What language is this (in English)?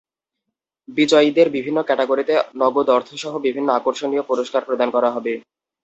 Bangla